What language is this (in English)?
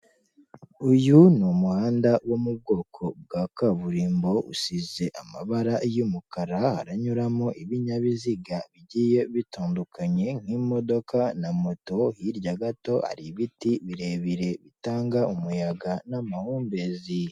Kinyarwanda